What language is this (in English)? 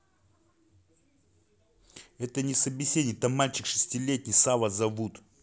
Russian